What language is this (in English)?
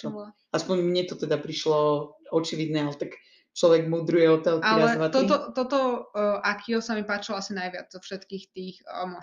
Slovak